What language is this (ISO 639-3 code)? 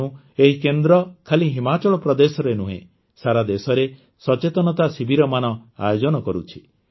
ori